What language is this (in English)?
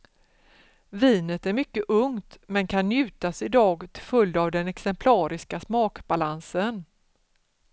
Swedish